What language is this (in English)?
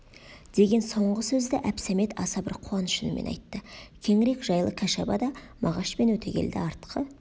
Kazakh